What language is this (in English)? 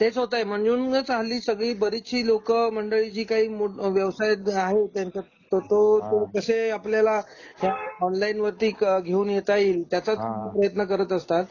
Marathi